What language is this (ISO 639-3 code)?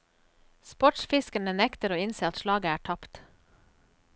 nor